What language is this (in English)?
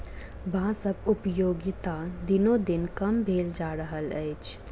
Maithili